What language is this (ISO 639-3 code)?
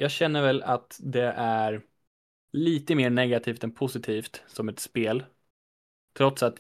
swe